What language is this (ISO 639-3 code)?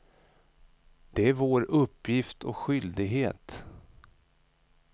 swe